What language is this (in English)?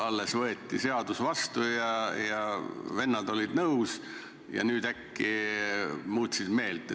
Estonian